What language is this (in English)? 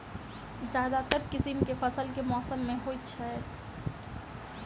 Maithili